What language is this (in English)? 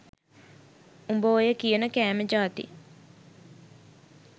Sinhala